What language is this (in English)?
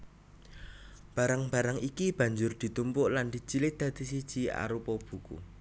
Javanese